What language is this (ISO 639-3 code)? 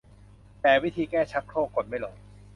tha